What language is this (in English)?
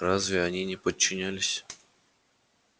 Russian